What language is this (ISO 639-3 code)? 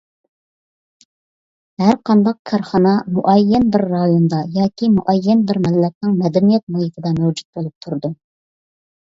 uig